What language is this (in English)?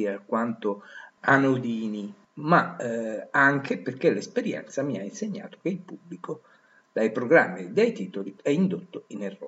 Italian